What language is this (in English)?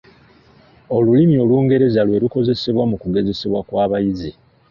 Ganda